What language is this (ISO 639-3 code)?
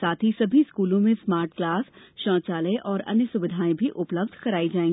hin